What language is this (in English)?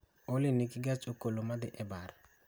Luo (Kenya and Tanzania)